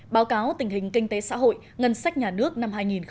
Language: Vietnamese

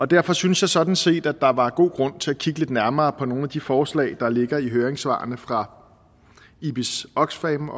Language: Danish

